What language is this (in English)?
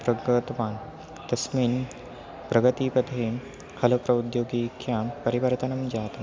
Sanskrit